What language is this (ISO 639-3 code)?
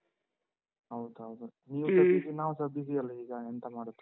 kan